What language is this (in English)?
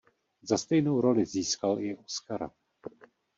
Czech